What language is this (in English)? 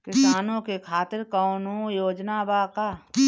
Bhojpuri